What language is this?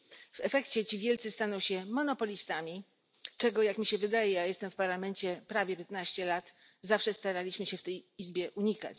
Polish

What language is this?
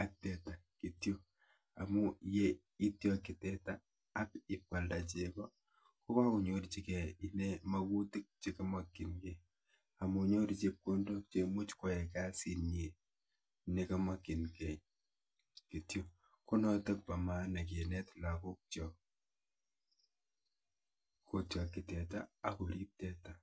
Kalenjin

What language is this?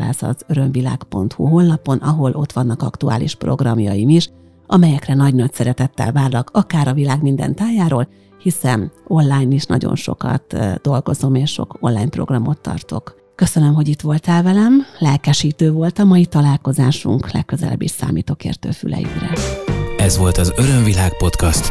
Hungarian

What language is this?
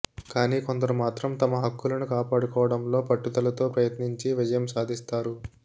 Telugu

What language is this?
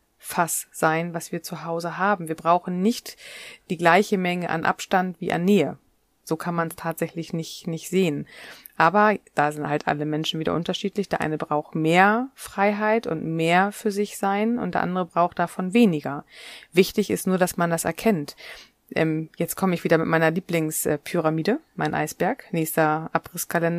German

